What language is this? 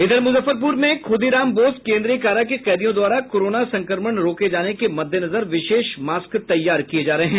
Hindi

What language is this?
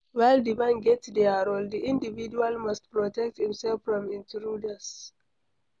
Nigerian Pidgin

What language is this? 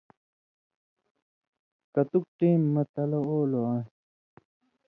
Indus Kohistani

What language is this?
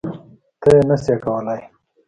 Pashto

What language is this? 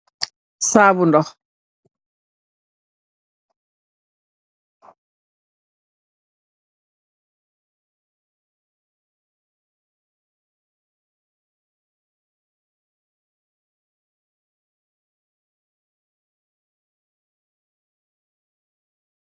Wolof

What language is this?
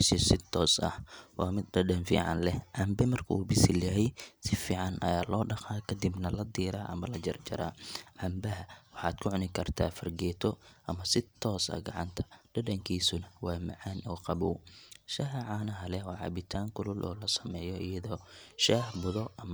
Somali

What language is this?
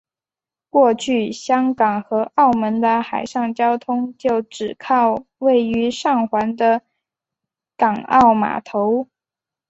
Chinese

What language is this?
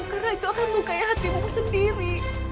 Indonesian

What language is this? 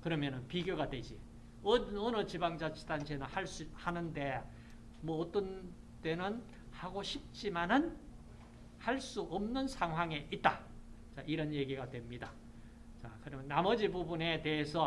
Korean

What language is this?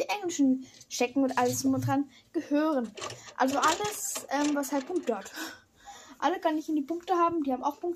German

